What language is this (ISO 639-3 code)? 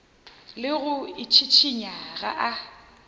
nso